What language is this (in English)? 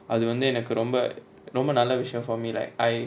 English